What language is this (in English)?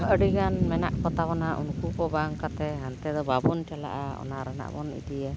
Santali